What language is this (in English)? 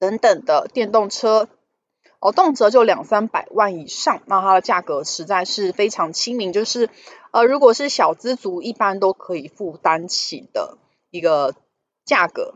Chinese